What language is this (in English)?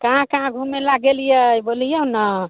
Maithili